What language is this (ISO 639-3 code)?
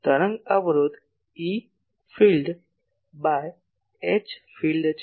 guj